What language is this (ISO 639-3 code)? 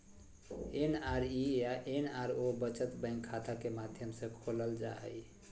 mag